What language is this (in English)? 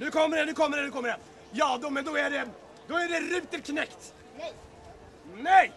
Swedish